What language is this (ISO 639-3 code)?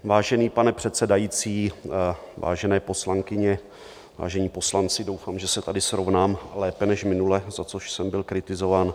ces